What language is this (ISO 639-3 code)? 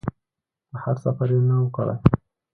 pus